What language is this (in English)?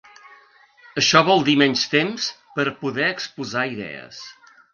Catalan